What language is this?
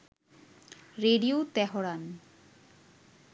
Bangla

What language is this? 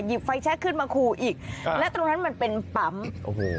Thai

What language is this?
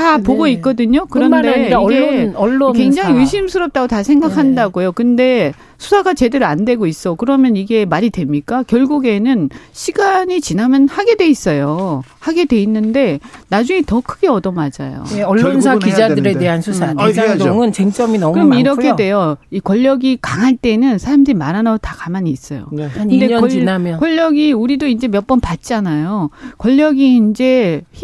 Korean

